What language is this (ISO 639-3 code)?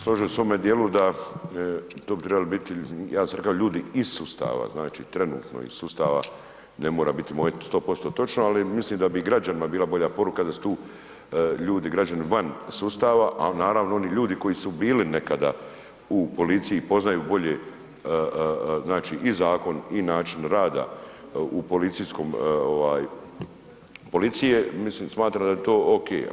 hrv